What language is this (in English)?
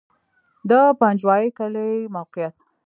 Pashto